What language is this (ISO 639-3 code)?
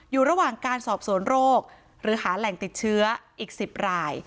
tha